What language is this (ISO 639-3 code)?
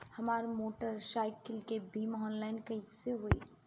bho